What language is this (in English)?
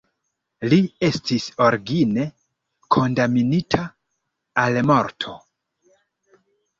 Esperanto